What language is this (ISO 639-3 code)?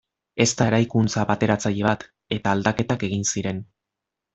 eus